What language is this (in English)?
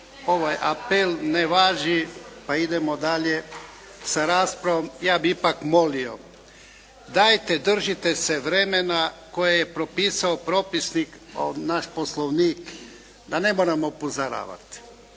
Croatian